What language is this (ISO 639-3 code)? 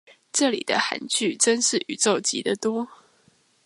zho